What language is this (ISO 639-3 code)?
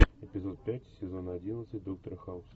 rus